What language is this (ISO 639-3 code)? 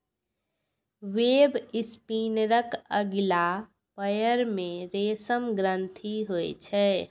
mai